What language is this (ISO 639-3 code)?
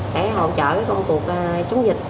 vie